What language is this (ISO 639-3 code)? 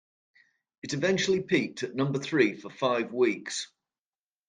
eng